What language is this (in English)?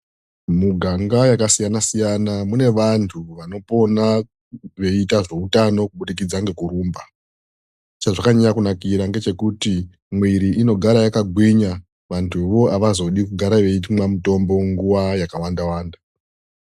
Ndau